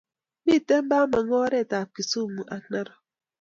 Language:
Kalenjin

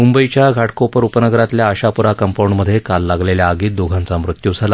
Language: Marathi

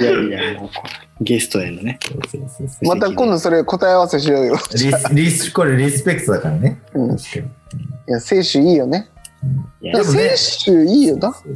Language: Japanese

